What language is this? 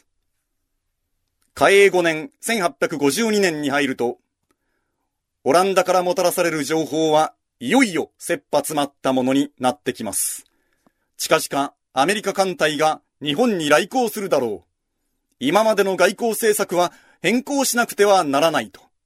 Japanese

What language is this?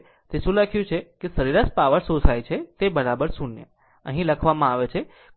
Gujarati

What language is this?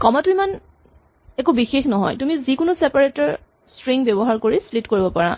Assamese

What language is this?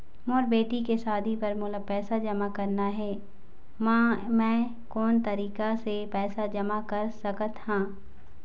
Chhattisgarhi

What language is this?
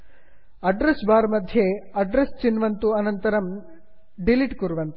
Sanskrit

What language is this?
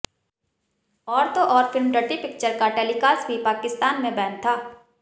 Hindi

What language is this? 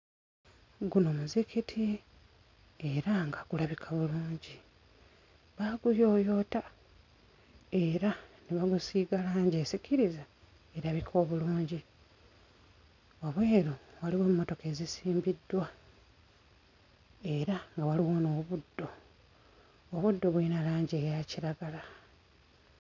Ganda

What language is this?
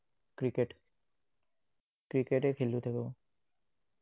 Assamese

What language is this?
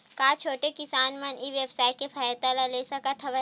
Chhattisgarhi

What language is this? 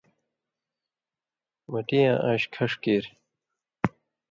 Indus Kohistani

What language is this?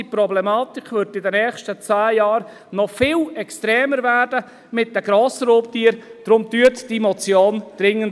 Swiss German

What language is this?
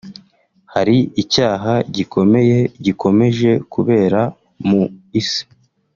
Kinyarwanda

